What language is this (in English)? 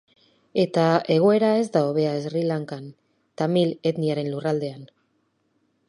Basque